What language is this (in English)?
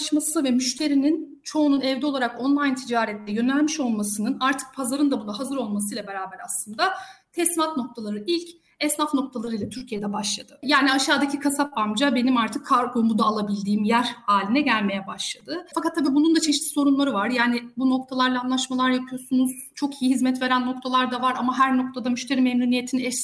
Turkish